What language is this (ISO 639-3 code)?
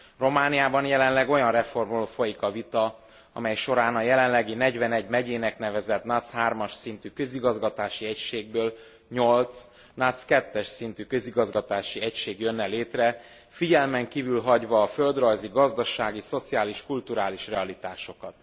hun